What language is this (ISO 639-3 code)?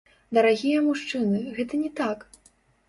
bel